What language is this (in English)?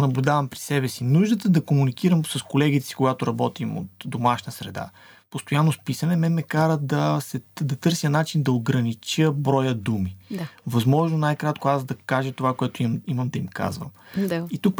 Bulgarian